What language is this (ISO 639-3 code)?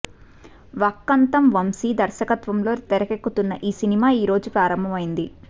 tel